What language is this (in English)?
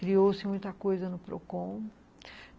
Portuguese